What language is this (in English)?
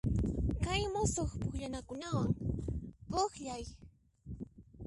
Puno Quechua